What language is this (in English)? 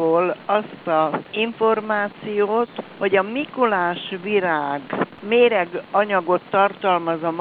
Hungarian